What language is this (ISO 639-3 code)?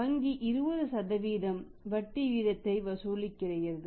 tam